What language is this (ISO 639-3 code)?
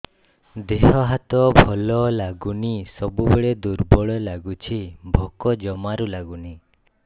ori